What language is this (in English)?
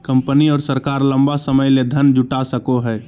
Magahi